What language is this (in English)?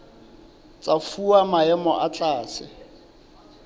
Southern Sotho